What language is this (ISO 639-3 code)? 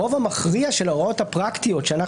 heb